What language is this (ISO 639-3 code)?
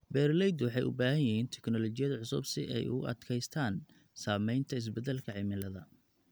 som